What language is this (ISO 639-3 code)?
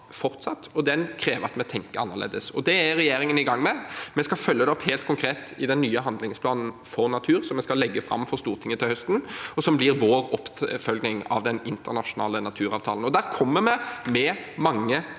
nor